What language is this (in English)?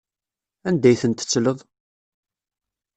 Kabyle